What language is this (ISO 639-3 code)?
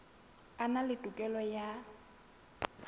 sot